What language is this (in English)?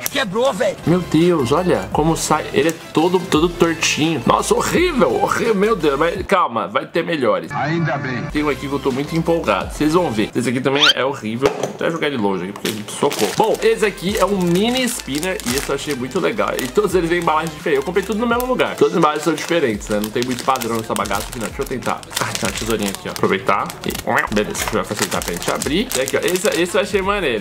Portuguese